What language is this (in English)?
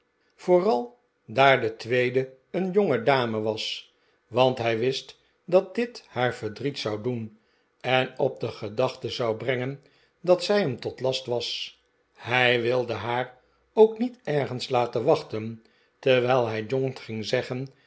Dutch